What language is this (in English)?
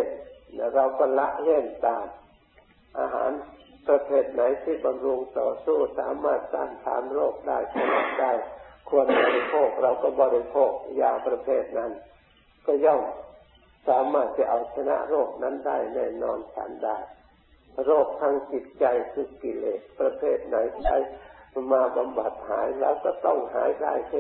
Thai